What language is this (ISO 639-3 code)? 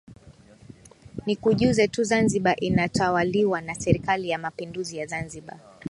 swa